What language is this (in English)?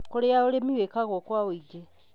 Kikuyu